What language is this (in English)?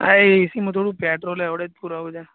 Gujarati